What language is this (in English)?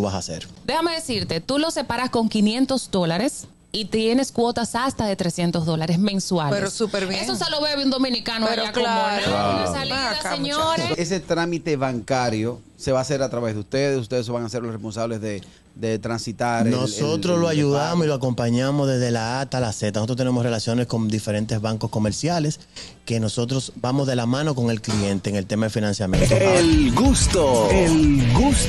Spanish